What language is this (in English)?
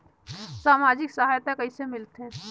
Chhattisgarhi